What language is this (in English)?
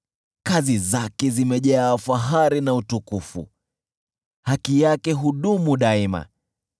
Swahili